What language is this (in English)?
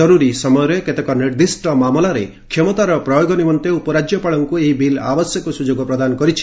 Odia